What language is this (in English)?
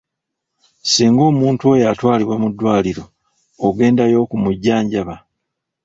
Ganda